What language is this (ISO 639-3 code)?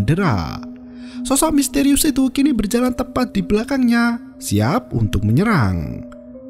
ind